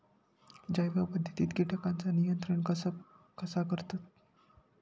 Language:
Marathi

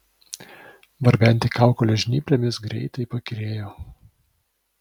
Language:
Lithuanian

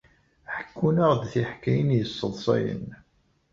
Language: Kabyle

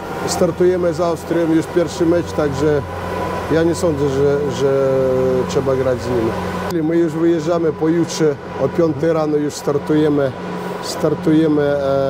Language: Polish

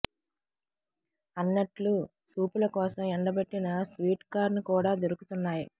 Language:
Telugu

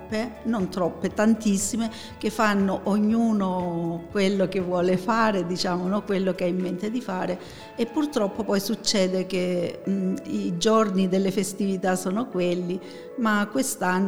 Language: Italian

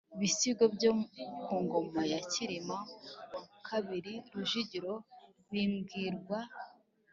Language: Kinyarwanda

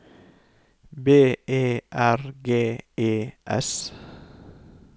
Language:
Norwegian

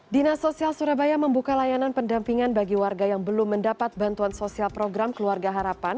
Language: Indonesian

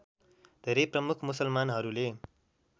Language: Nepali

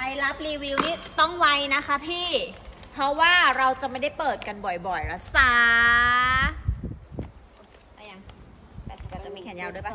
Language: Thai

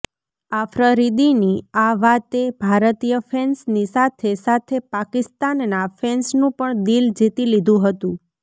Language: Gujarati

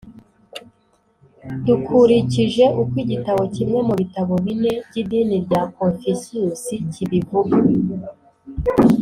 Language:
Kinyarwanda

